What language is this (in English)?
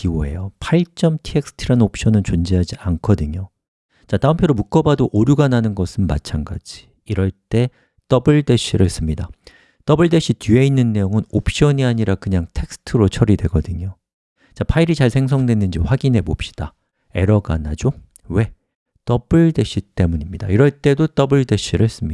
Korean